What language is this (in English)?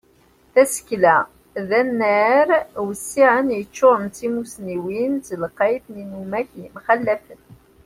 Kabyle